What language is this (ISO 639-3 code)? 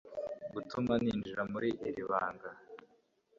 kin